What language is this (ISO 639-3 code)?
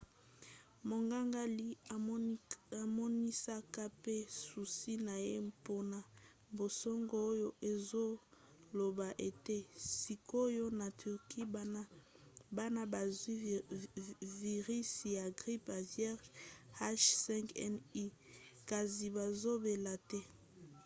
lin